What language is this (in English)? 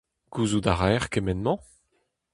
Breton